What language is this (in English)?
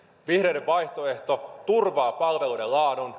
Finnish